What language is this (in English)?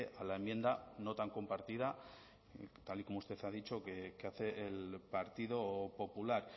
Spanish